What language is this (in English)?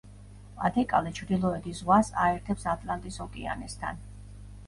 Georgian